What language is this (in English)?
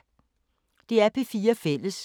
Danish